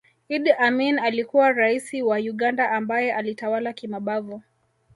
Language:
Swahili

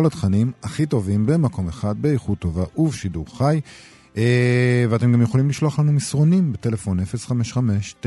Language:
Hebrew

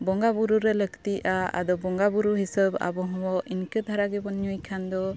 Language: Santali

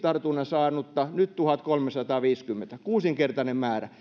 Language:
Finnish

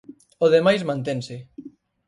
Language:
Galician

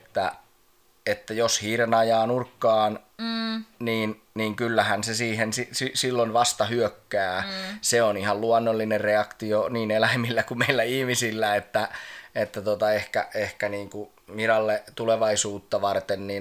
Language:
Finnish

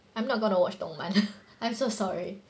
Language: English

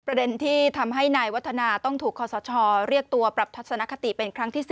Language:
Thai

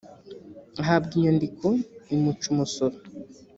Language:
Kinyarwanda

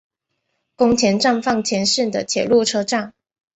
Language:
Chinese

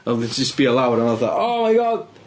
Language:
Welsh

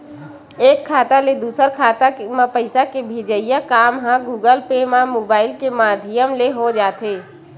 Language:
Chhattisgarhi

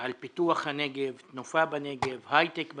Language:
Hebrew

